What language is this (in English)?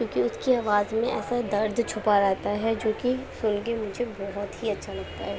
Urdu